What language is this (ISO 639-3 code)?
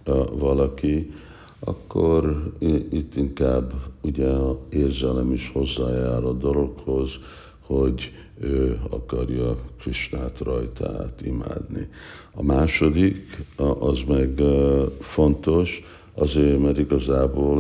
hun